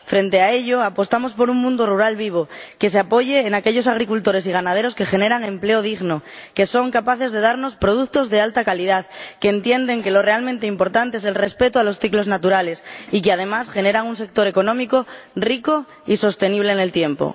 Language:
Spanish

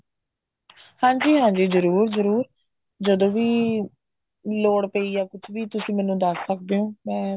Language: Punjabi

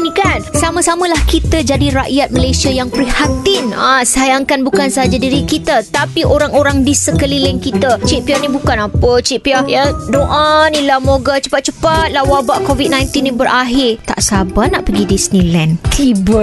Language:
Malay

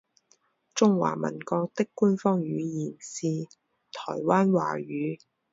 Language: Chinese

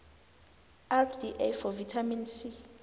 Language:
South Ndebele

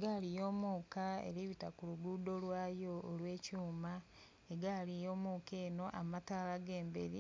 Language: Soga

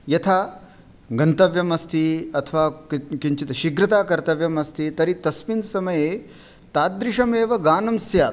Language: Sanskrit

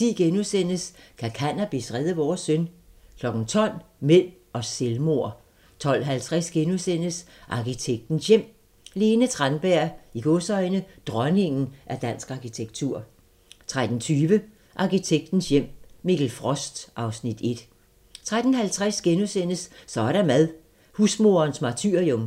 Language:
Danish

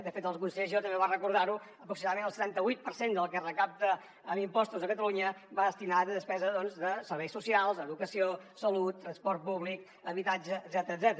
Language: Catalan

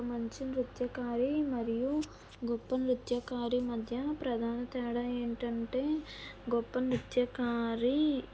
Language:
Telugu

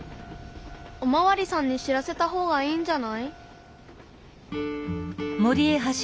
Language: Japanese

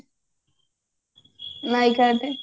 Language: Odia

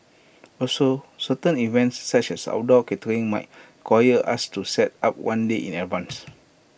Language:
English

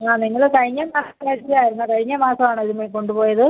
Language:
Malayalam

